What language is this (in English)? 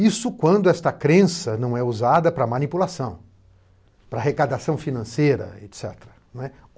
Portuguese